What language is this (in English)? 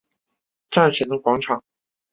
Chinese